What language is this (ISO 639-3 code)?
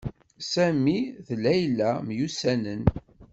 kab